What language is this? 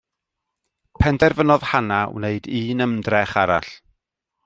Welsh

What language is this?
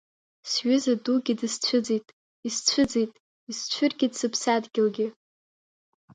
Abkhazian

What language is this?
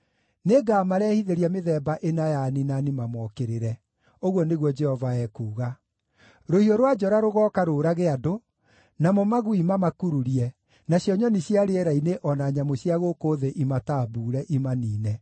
Kikuyu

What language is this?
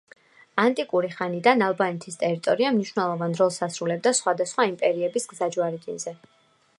Georgian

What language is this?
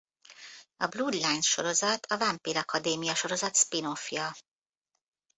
Hungarian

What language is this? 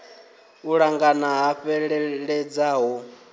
Venda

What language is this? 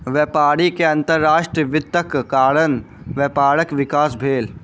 Maithili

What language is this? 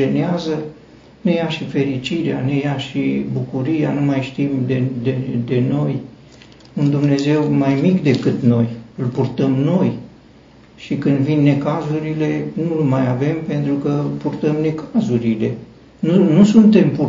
Romanian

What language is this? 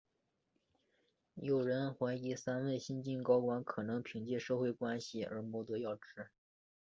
Chinese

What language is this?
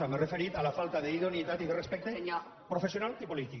Catalan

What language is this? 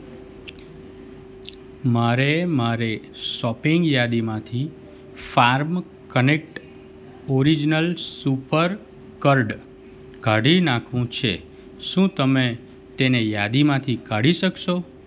Gujarati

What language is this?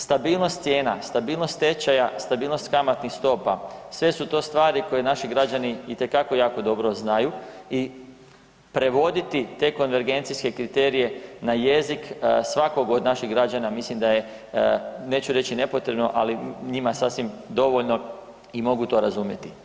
Croatian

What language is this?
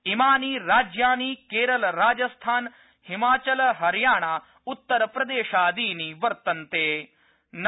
Sanskrit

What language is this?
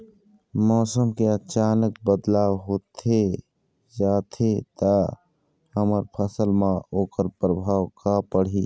Chhattisgarhi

